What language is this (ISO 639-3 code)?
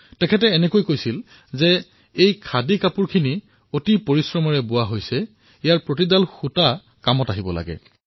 asm